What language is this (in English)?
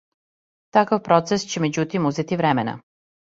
Serbian